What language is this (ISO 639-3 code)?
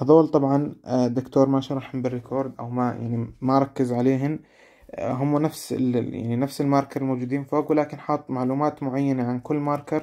ara